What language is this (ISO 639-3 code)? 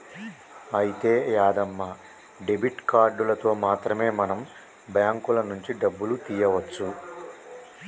tel